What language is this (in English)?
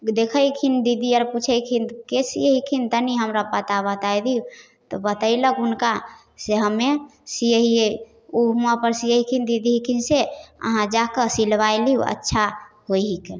Maithili